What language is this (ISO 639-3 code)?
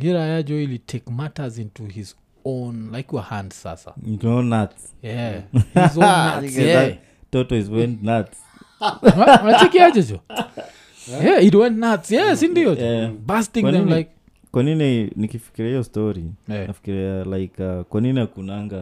swa